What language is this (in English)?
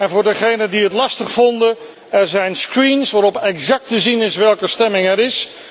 Dutch